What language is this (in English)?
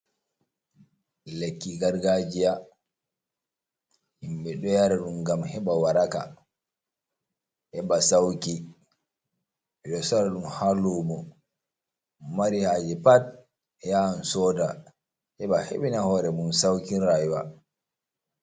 Fula